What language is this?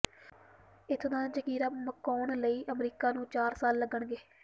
Punjabi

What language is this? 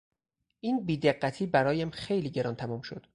Persian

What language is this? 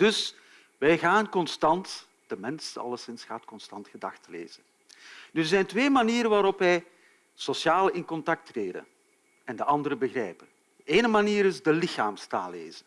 Dutch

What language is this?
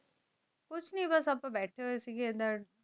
Punjabi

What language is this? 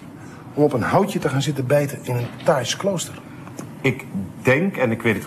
Dutch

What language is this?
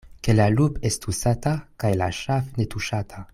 Esperanto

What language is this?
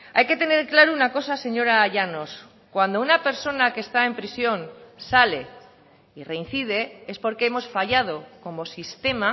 Spanish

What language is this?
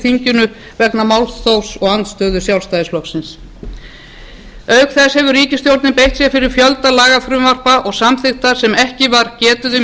Icelandic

